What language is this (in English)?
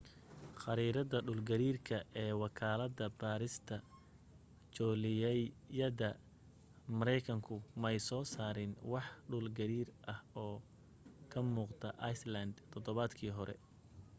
Somali